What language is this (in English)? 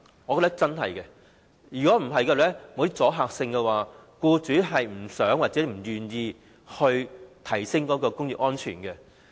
Cantonese